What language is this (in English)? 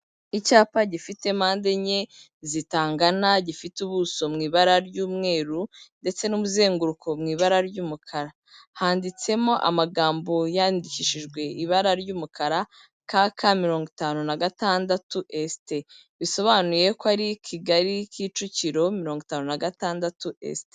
Kinyarwanda